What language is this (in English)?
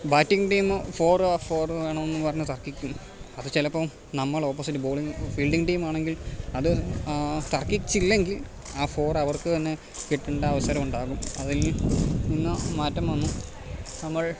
Malayalam